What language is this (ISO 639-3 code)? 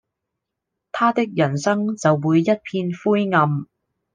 yue